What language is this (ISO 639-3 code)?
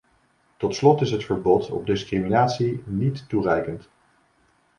nld